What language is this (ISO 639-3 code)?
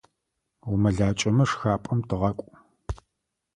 ady